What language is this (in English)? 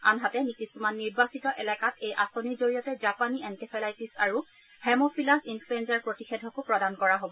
Assamese